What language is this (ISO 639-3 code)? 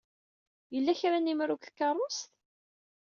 kab